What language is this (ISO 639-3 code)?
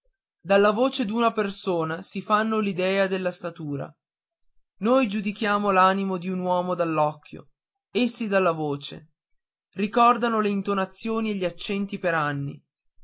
ita